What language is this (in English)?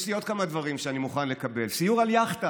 Hebrew